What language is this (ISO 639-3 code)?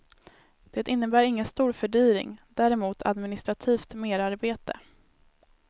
swe